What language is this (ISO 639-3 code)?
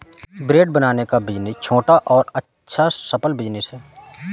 hin